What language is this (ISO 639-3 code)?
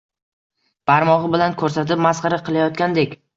uzb